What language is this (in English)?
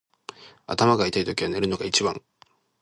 Japanese